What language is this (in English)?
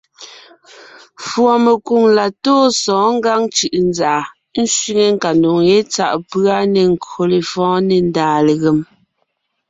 Ngiemboon